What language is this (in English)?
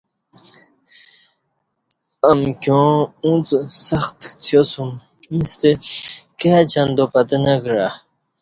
Kati